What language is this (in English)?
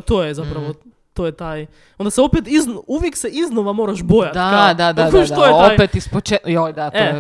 Croatian